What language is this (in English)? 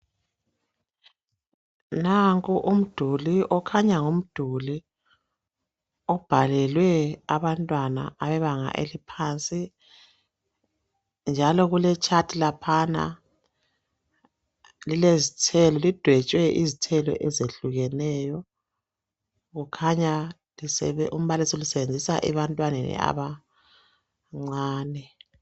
North Ndebele